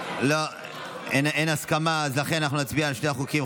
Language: Hebrew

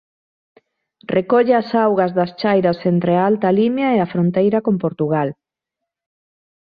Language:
Galician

